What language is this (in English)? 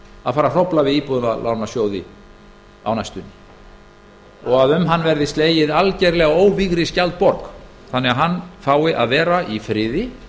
Icelandic